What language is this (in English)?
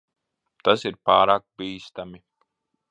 Latvian